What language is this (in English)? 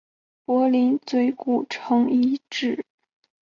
Chinese